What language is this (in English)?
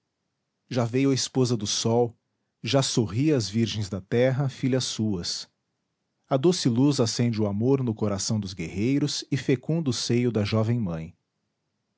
Portuguese